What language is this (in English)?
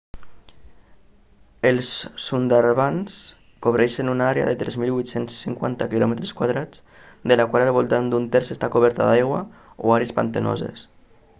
Catalan